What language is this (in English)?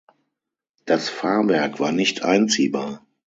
German